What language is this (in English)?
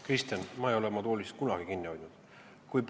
Estonian